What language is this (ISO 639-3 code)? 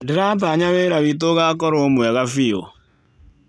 kik